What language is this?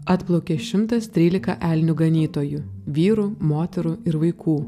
Lithuanian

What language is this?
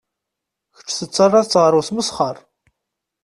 Kabyle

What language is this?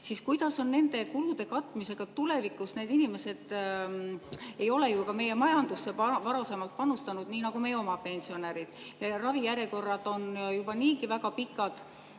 Estonian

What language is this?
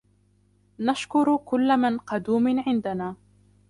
Arabic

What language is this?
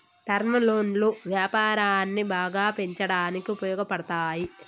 Telugu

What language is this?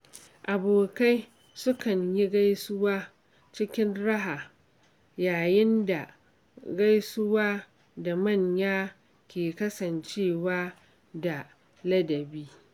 Hausa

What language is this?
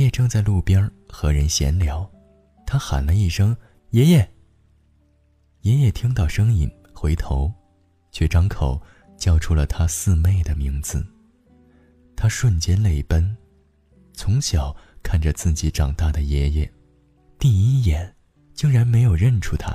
Chinese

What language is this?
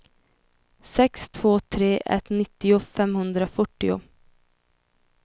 Swedish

